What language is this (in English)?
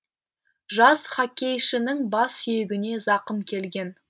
Kazakh